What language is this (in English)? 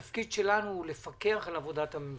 Hebrew